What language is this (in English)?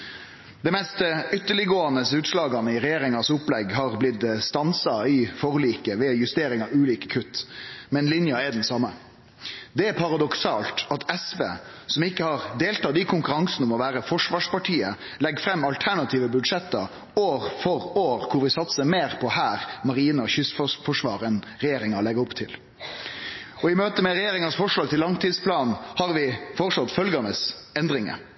Norwegian Nynorsk